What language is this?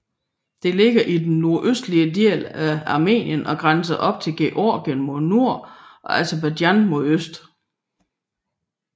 Danish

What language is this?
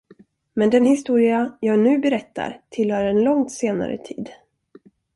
Swedish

